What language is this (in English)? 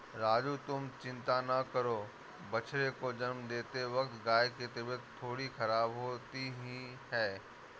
Hindi